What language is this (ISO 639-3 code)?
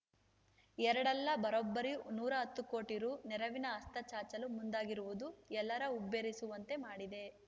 kan